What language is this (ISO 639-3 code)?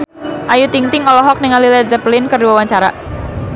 sun